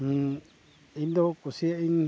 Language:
Santali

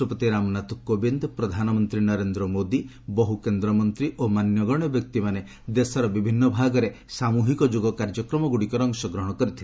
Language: Odia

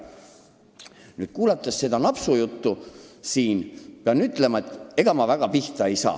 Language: Estonian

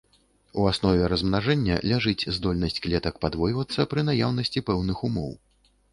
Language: Belarusian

